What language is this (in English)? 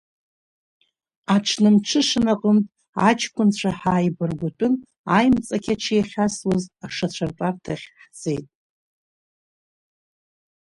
Abkhazian